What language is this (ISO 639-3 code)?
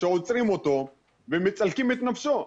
heb